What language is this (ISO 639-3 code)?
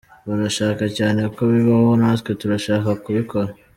kin